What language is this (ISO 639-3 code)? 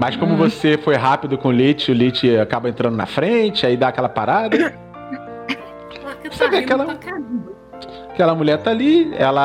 por